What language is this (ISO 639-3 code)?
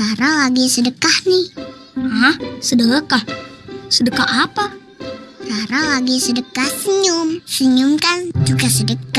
ind